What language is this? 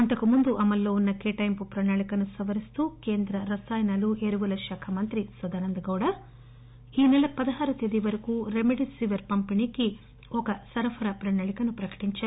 Telugu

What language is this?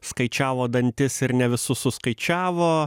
Lithuanian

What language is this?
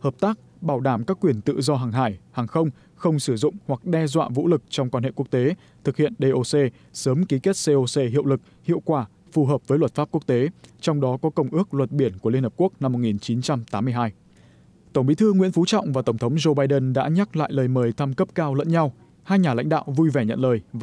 Vietnamese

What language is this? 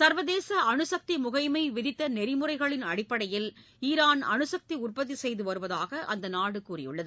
Tamil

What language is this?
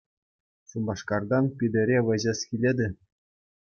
Chuvash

